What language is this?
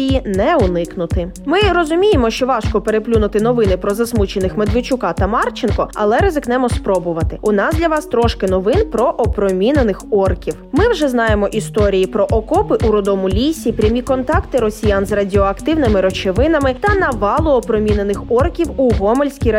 Ukrainian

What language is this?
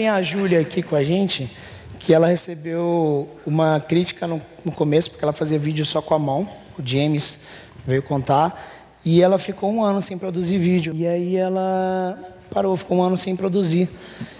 Portuguese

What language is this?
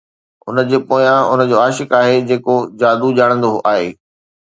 Sindhi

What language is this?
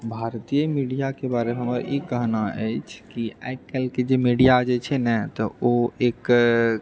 Maithili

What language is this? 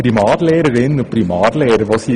Swiss German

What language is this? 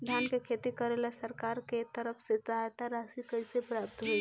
Bhojpuri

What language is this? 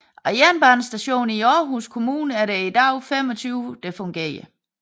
Danish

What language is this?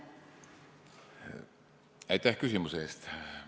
Estonian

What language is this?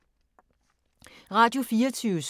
Danish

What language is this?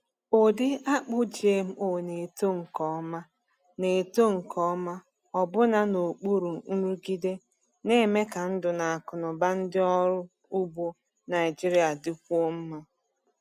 Igbo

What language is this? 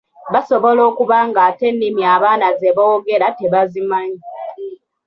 Ganda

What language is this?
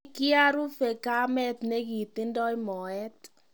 Kalenjin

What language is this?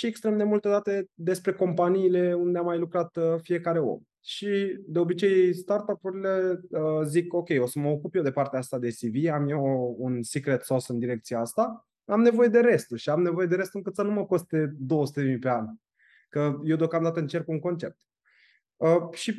Romanian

